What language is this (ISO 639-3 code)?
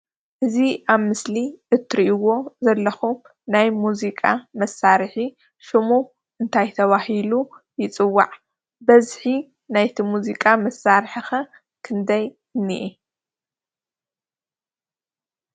tir